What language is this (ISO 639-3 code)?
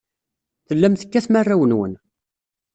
kab